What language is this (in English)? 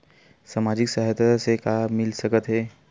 Chhattisgarhi